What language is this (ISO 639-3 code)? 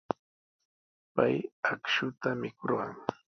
qws